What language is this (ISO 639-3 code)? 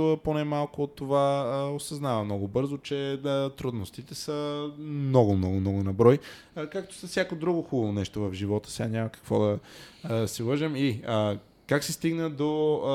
bul